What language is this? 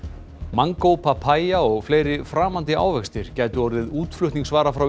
Icelandic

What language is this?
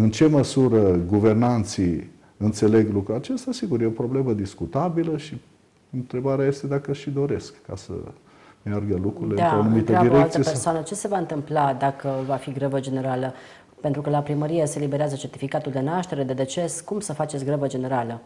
Romanian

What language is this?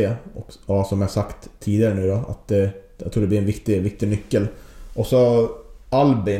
Swedish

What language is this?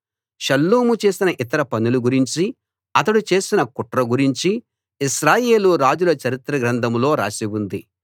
Telugu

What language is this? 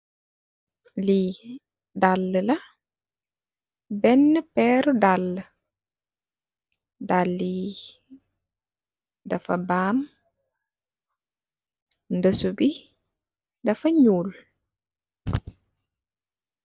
Wolof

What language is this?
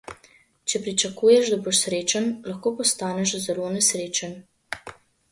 Slovenian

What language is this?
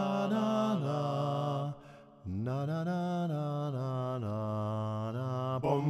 Finnish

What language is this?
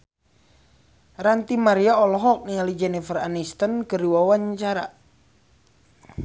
Sundanese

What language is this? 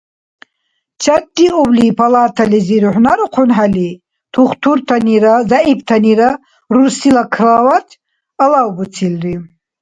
Dargwa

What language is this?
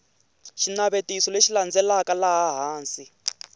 Tsonga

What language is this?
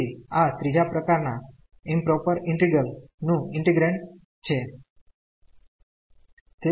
Gujarati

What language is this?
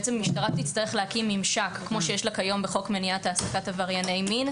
Hebrew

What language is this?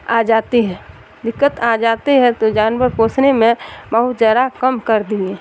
Urdu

